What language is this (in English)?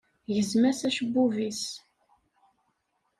Kabyle